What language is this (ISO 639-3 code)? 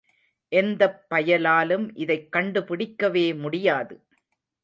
tam